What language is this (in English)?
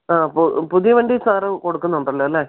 Malayalam